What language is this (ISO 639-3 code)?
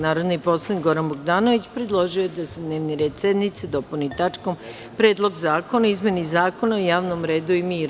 srp